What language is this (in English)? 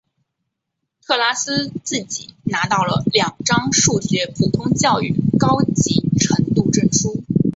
Chinese